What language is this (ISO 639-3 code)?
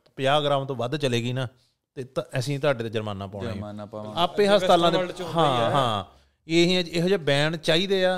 pan